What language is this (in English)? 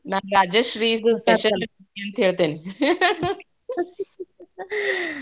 Kannada